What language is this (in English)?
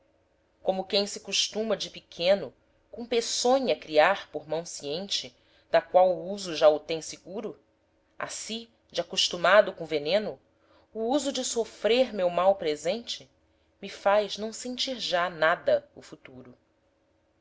Portuguese